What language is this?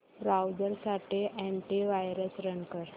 Marathi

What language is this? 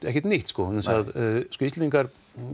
Icelandic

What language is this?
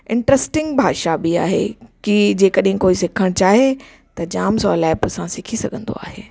Sindhi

